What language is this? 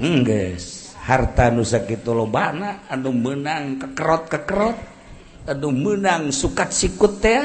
Indonesian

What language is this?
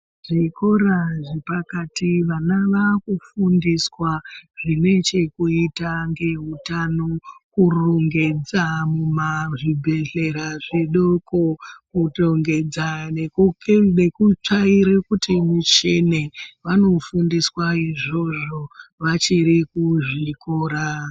Ndau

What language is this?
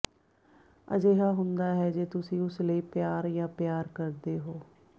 Punjabi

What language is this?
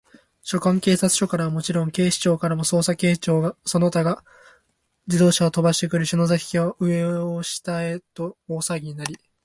Japanese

